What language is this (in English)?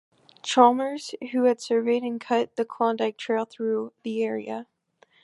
English